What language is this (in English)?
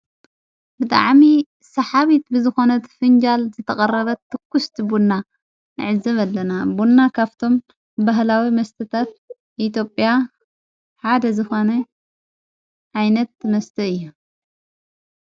Tigrinya